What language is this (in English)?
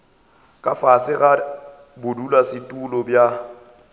Northern Sotho